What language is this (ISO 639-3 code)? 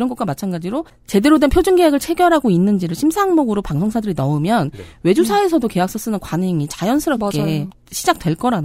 kor